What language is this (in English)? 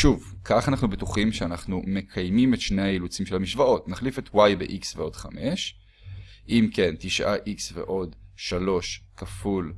Hebrew